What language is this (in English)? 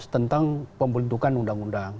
Indonesian